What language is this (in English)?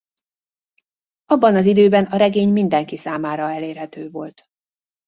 Hungarian